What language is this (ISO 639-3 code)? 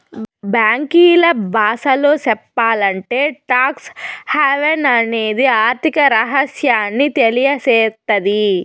tel